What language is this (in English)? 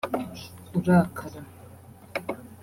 Kinyarwanda